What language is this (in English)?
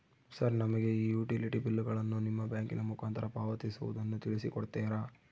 Kannada